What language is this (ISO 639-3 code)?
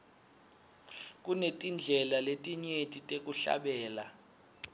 ssw